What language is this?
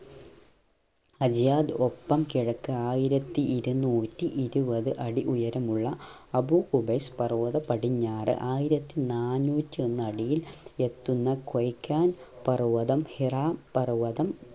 Malayalam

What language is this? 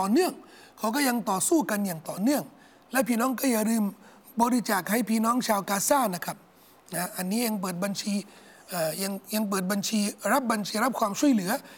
Thai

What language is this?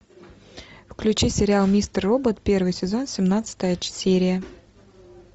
Russian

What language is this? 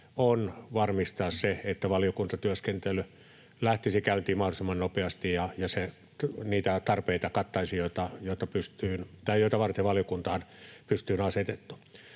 Finnish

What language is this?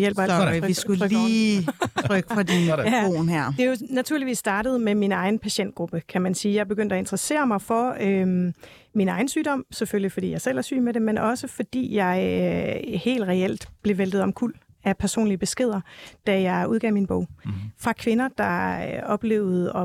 Danish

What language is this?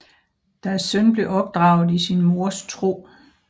Danish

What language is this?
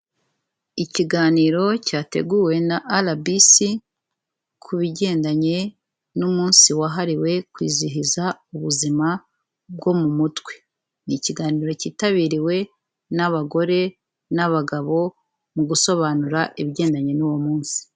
Kinyarwanda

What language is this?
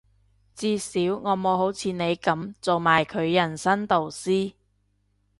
Cantonese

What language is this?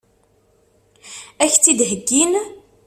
Kabyle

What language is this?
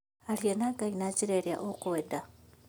Kikuyu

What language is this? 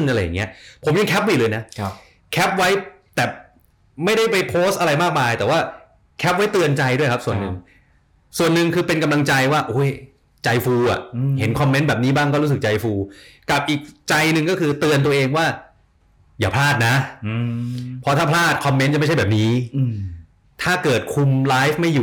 Thai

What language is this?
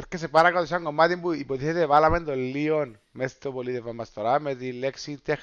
Greek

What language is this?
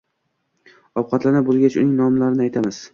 Uzbek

